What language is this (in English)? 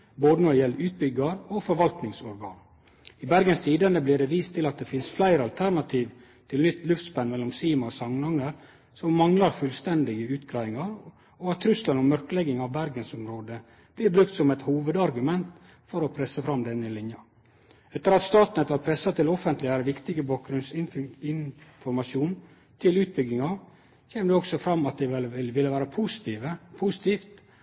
Norwegian Nynorsk